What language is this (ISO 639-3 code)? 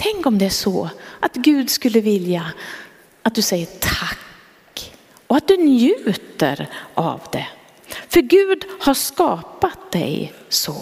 swe